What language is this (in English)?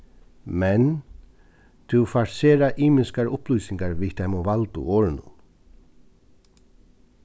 Faroese